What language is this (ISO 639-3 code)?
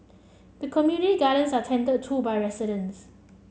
eng